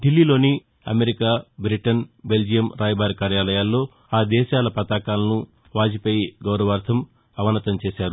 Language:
Telugu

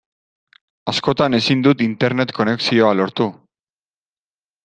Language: Basque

